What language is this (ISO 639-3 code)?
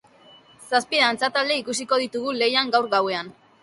eus